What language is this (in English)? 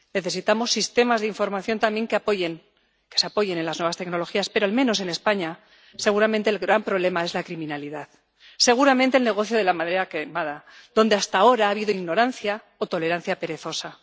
Spanish